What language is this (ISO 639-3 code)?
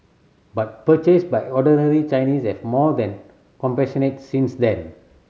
eng